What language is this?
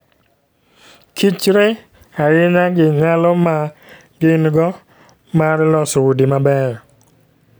Luo (Kenya and Tanzania)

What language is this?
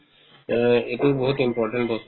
Assamese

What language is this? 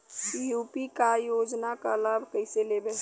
Bhojpuri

